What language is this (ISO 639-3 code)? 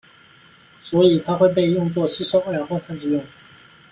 zho